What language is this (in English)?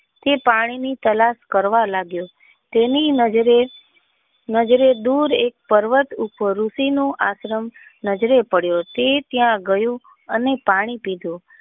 Gujarati